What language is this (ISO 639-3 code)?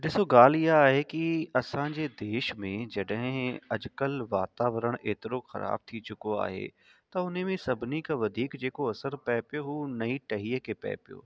snd